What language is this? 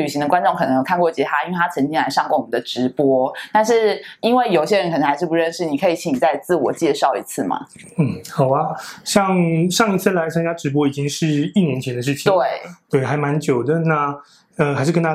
Chinese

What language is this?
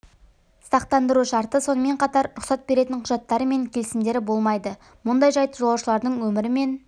Kazakh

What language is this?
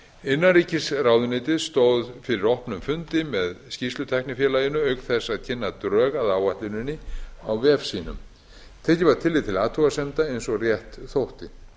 Icelandic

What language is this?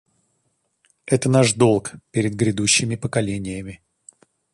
Russian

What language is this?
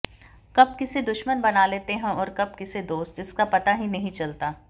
Hindi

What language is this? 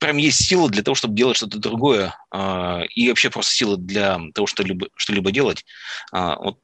Russian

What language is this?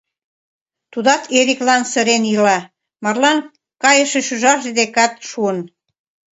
Mari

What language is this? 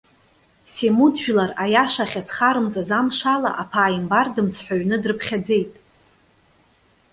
Abkhazian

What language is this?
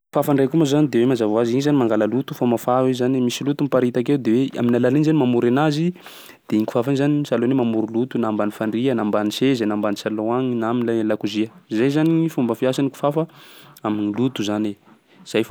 Sakalava Malagasy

